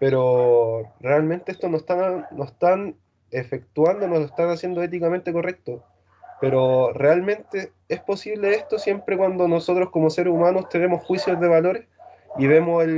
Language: Spanish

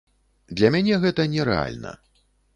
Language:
Belarusian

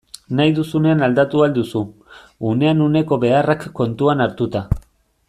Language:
Basque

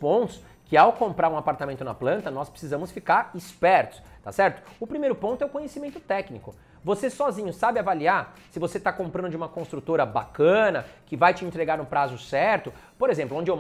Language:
Portuguese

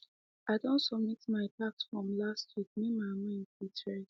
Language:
Nigerian Pidgin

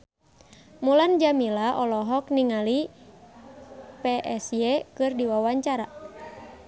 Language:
Sundanese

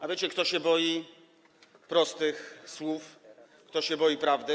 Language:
Polish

